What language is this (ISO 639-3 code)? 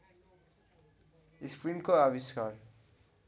nep